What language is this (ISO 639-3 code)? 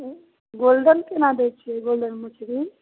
mai